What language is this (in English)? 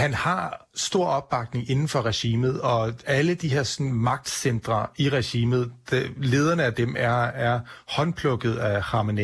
Danish